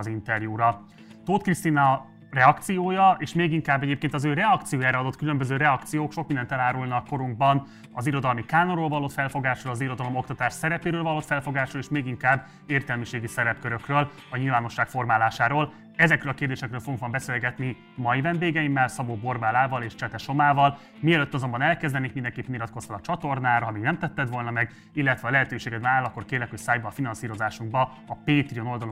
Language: Hungarian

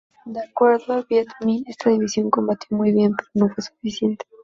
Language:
Spanish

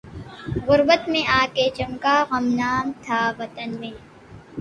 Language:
Urdu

